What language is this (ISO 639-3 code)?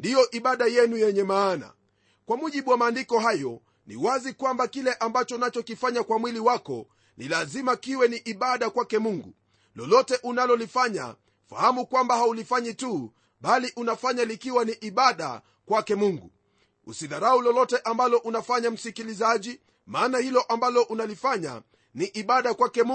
swa